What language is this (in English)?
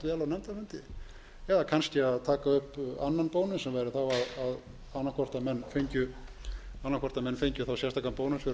Icelandic